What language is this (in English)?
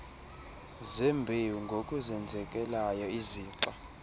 Xhosa